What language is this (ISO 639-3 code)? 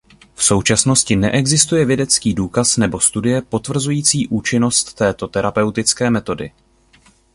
ces